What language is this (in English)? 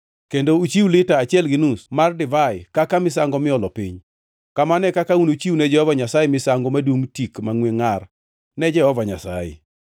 Luo (Kenya and Tanzania)